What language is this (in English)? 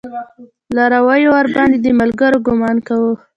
Pashto